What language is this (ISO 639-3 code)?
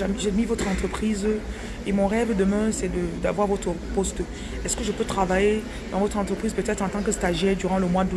fra